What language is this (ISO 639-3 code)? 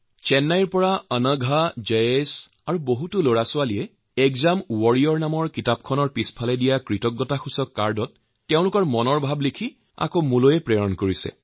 asm